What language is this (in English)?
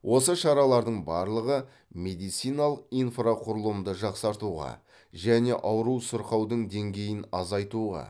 Kazakh